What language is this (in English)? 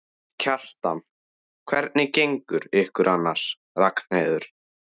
Icelandic